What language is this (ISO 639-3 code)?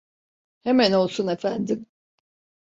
tur